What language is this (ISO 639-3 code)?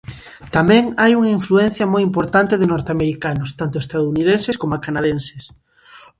glg